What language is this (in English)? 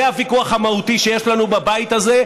Hebrew